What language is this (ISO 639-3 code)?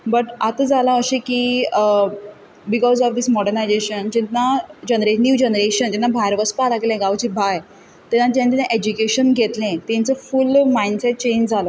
kok